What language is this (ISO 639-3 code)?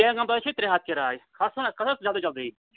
kas